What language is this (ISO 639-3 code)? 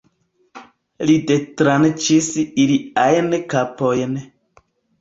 epo